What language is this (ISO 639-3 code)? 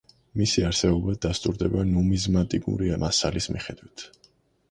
kat